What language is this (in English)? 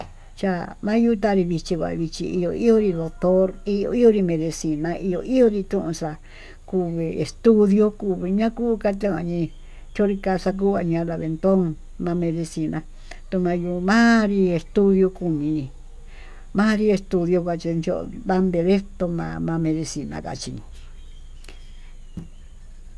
Tututepec Mixtec